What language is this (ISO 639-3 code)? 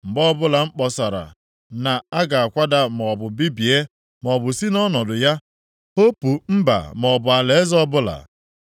ibo